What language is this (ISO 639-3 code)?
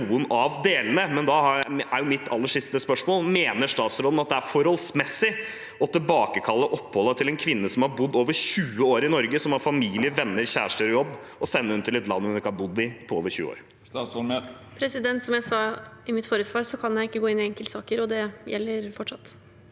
nor